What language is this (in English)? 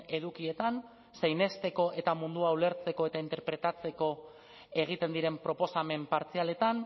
Basque